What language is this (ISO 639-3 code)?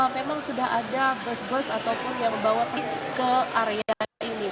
ind